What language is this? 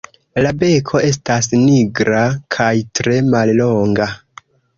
Esperanto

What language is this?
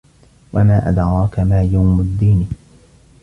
Arabic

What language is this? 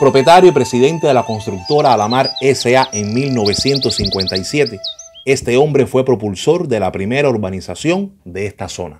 Spanish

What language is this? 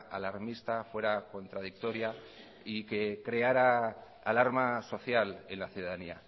Spanish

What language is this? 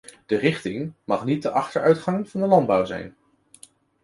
Dutch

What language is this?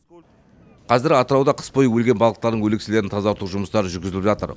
Kazakh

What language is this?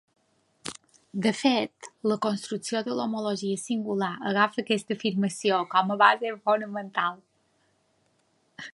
Catalan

